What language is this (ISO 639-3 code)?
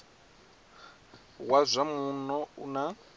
ven